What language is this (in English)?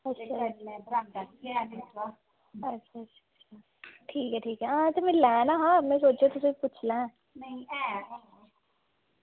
Dogri